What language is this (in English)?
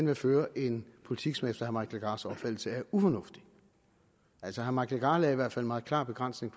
Danish